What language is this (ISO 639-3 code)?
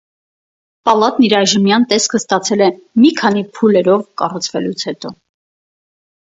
hye